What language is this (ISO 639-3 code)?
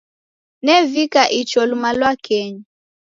dav